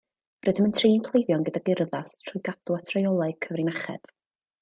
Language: Welsh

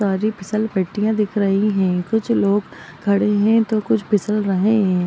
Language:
Magahi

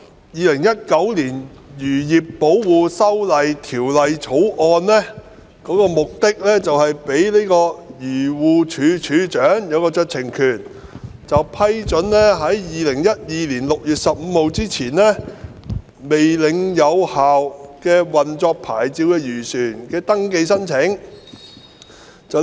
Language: Cantonese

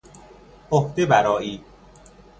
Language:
Persian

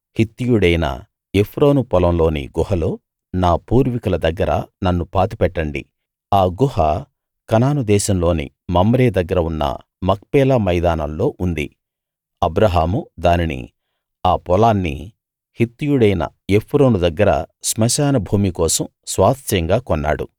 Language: Telugu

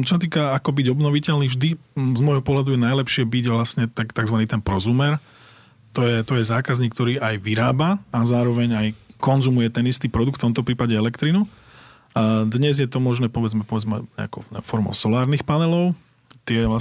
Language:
Slovak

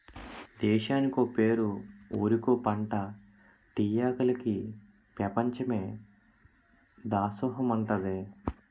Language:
Telugu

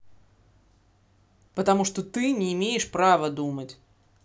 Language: Russian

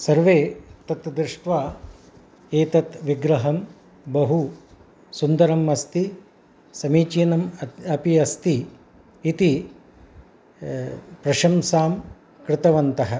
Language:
Sanskrit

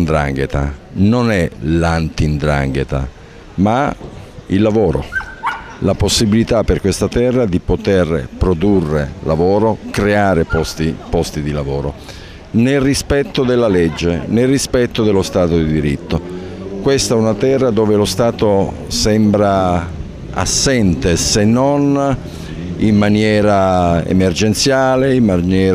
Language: Italian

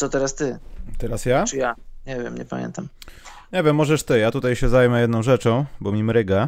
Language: Polish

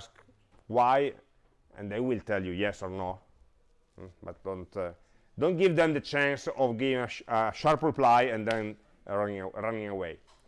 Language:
English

